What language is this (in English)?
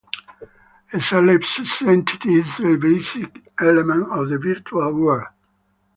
English